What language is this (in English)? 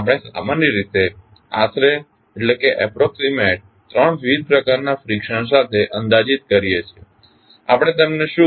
Gujarati